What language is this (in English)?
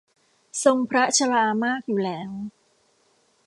Thai